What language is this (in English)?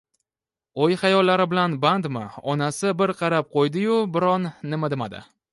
Uzbek